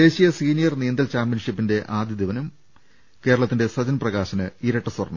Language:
Malayalam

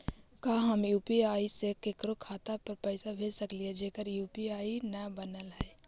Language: Magahi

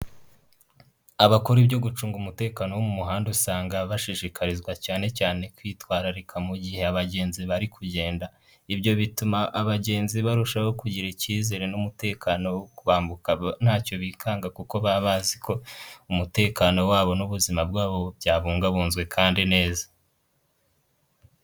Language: Kinyarwanda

